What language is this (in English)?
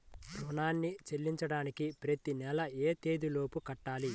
Telugu